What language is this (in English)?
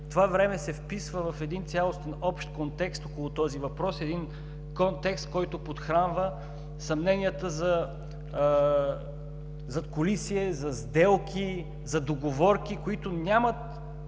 Bulgarian